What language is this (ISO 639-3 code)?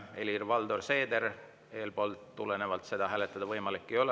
est